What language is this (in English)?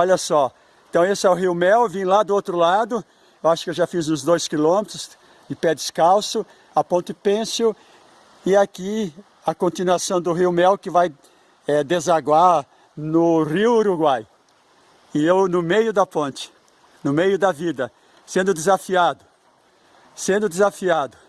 Portuguese